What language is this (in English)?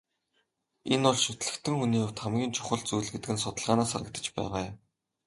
Mongolian